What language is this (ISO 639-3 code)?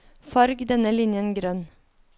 nor